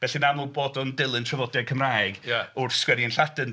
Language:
Welsh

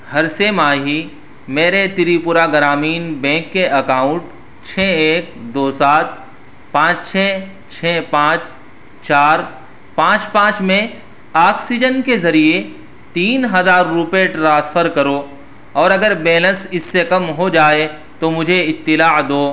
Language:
Urdu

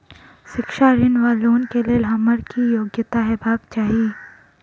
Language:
Maithili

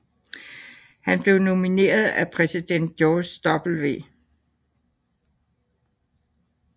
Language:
Danish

